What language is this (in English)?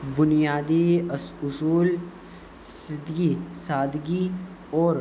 Urdu